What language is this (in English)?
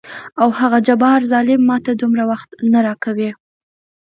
Pashto